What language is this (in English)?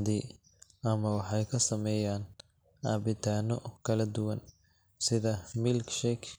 Somali